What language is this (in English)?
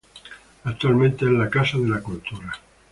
Spanish